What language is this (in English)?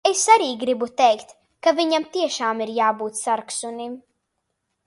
Latvian